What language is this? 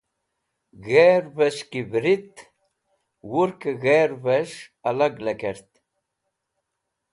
Wakhi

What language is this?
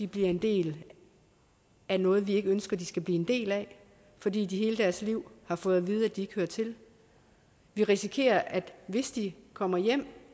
Danish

